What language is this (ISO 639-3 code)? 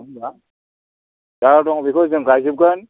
brx